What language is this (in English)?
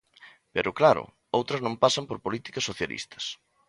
Galician